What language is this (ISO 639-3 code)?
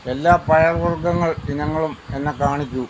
mal